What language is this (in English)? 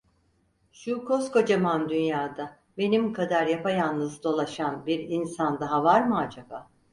Turkish